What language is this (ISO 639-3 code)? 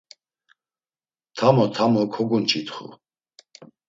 lzz